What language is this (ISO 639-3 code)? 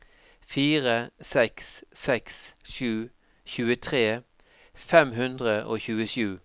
nor